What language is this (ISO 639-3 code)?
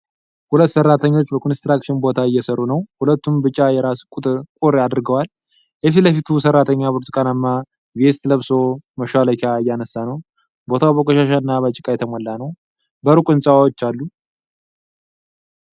amh